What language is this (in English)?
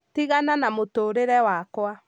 Kikuyu